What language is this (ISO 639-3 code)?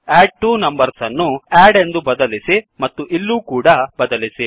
kan